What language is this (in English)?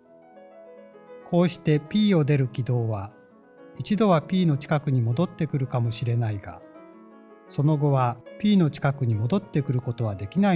Japanese